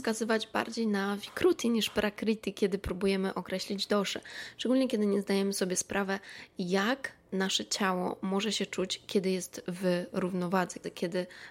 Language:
Polish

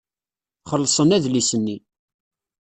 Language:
Kabyle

